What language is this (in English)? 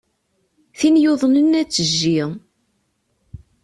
Kabyle